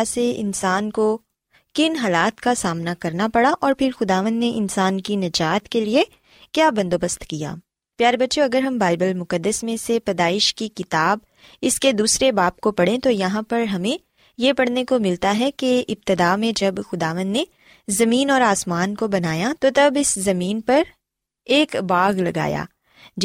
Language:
Urdu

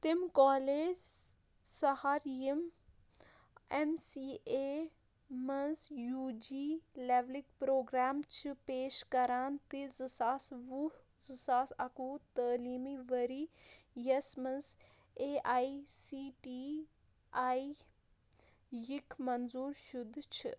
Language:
Kashmiri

